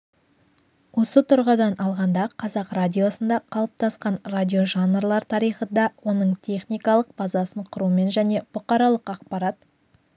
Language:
Kazakh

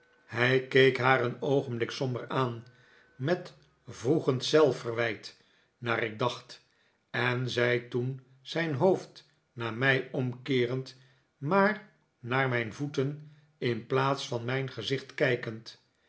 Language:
Dutch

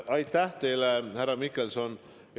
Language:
Estonian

